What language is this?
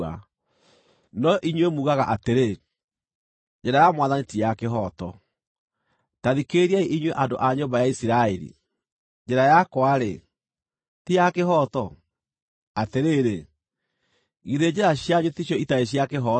Kikuyu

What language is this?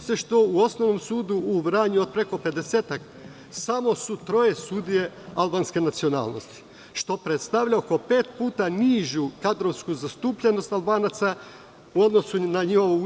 Serbian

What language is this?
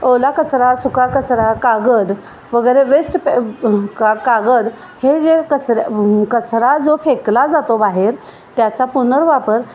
Marathi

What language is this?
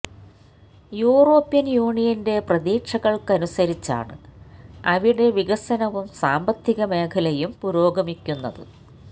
Malayalam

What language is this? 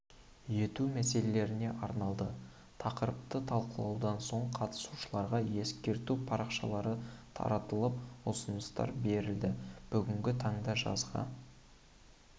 Kazakh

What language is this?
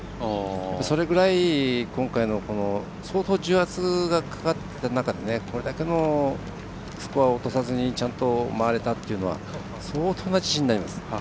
Japanese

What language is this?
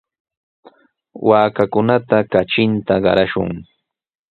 Sihuas Ancash Quechua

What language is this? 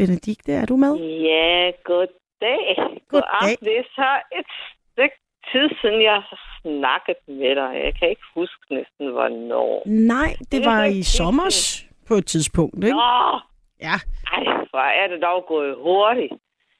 Danish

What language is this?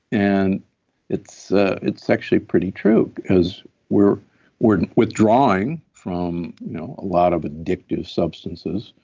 English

